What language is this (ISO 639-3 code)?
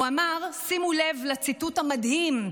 heb